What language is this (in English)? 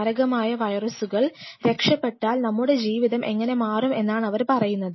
Malayalam